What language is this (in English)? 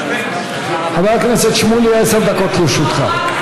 Hebrew